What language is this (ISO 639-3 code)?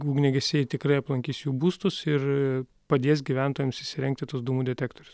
lit